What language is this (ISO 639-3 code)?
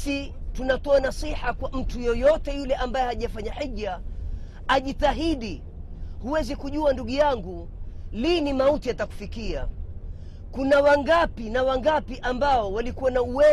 swa